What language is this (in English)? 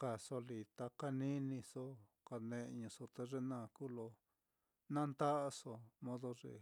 Mitlatongo Mixtec